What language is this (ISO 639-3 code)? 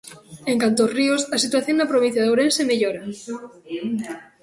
glg